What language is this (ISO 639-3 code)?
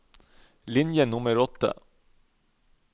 nor